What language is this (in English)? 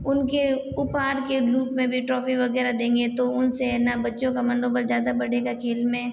Hindi